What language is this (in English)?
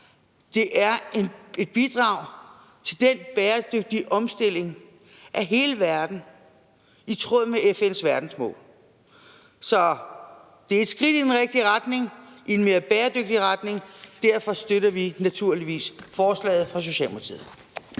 Danish